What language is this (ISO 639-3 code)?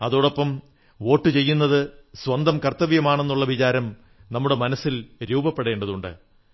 mal